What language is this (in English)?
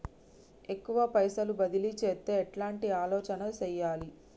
Telugu